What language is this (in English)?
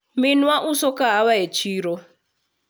Luo (Kenya and Tanzania)